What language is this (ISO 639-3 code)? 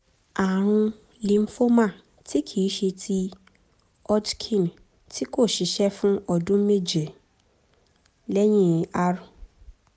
yor